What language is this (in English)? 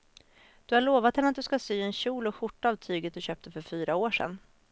Swedish